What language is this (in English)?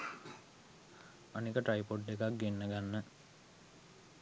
Sinhala